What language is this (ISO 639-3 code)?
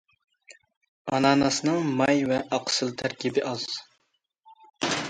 uig